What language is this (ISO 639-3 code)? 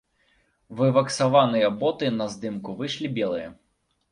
bel